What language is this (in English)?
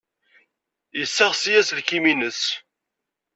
Kabyle